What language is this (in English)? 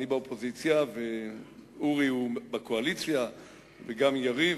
Hebrew